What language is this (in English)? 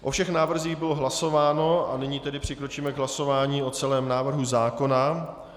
Czech